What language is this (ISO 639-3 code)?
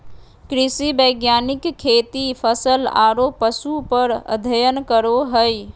mag